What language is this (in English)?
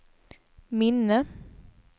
Swedish